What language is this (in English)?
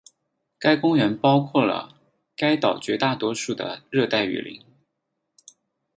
Chinese